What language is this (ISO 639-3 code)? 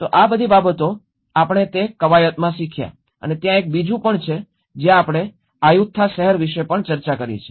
guj